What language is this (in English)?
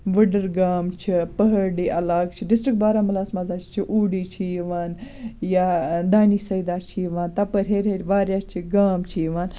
Kashmiri